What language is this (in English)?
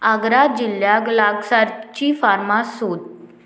Konkani